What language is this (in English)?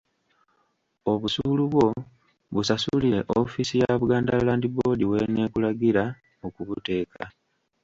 Ganda